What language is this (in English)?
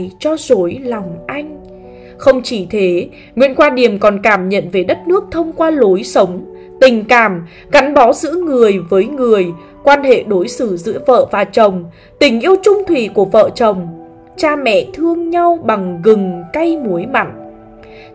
Vietnamese